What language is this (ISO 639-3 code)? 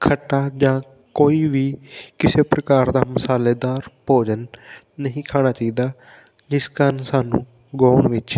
pan